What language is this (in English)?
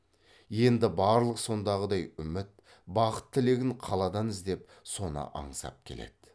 Kazakh